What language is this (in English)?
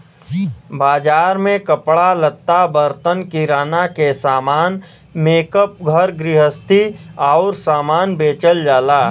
Bhojpuri